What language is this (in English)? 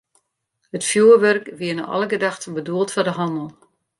Western Frisian